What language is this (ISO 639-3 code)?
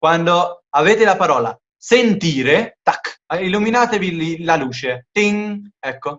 ita